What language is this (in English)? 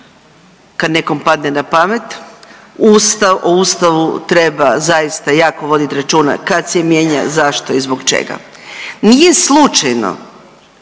Croatian